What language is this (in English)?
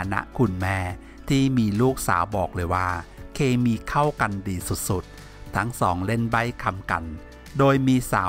Thai